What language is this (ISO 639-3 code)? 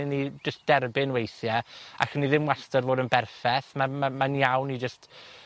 cym